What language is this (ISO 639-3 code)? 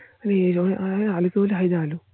ben